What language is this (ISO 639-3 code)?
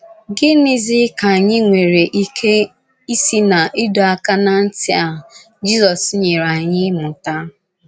ibo